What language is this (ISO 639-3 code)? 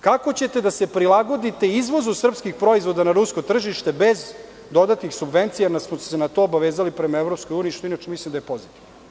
srp